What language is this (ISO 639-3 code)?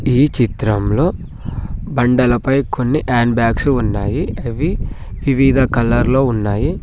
tel